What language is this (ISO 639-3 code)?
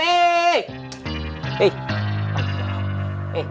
ind